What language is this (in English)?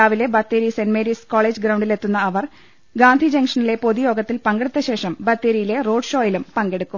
Malayalam